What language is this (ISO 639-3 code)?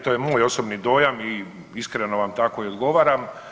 hrv